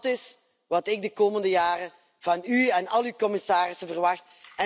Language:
Dutch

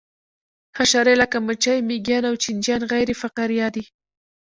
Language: Pashto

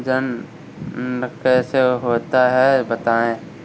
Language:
Hindi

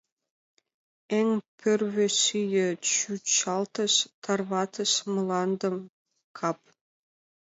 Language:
Mari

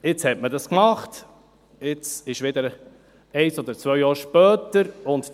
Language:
Swiss German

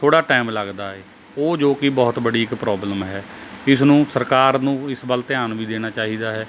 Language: Punjabi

